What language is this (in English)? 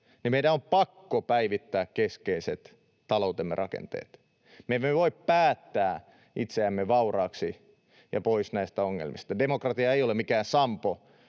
Finnish